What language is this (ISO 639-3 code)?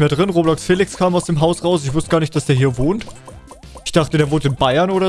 deu